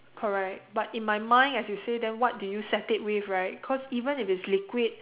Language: English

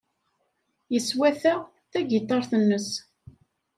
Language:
Kabyle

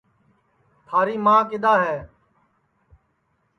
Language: Sansi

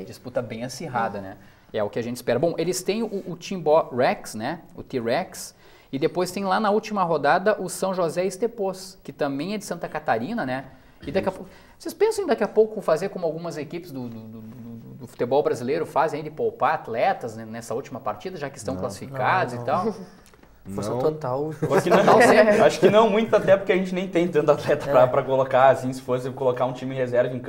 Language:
Portuguese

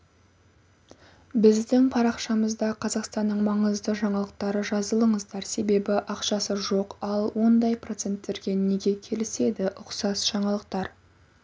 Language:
Kazakh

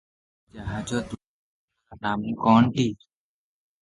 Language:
Odia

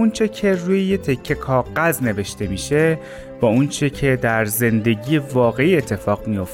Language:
Persian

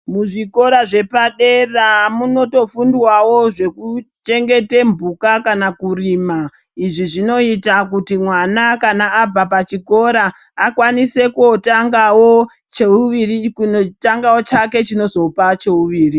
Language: Ndau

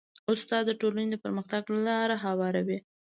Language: Pashto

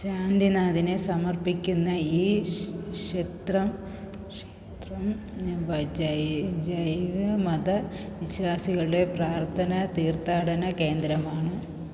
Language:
Malayalam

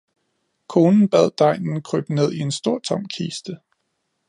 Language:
Danish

